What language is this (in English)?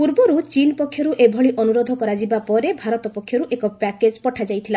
Odia